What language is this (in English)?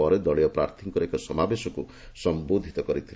Odia